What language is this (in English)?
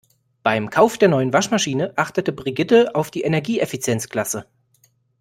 German